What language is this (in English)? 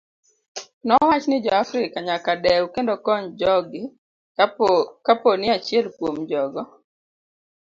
Luo (Kenya and Tanzania)